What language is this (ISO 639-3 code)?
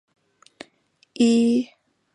zho